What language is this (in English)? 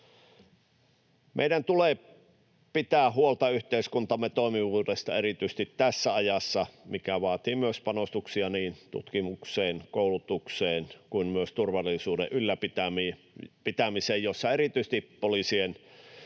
Finnish